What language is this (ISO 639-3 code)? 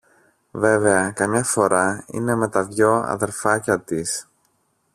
ell